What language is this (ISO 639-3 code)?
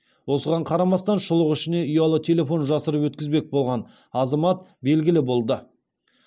kaz